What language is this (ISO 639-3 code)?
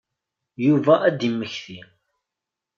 kab